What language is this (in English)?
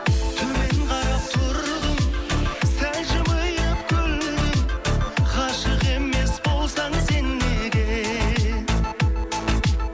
Kazakh